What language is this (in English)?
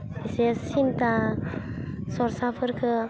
Bodo